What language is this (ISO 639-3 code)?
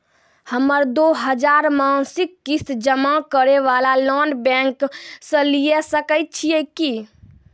mai